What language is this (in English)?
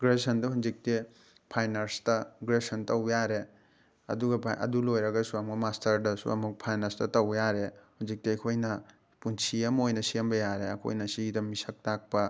Manipuri